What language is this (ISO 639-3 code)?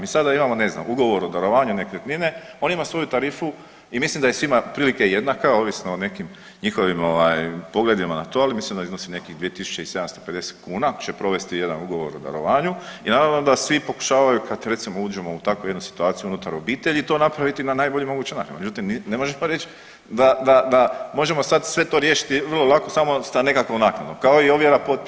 hrv